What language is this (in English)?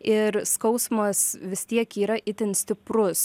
Lithuanian